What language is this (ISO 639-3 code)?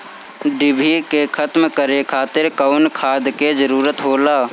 bho